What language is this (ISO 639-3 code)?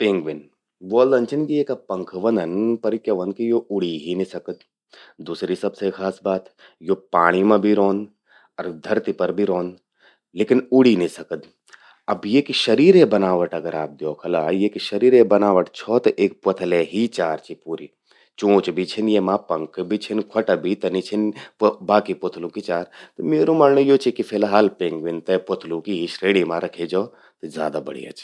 gbm